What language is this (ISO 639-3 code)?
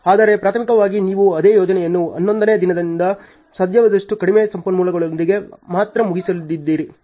kan